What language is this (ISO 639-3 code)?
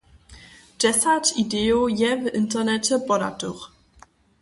hsb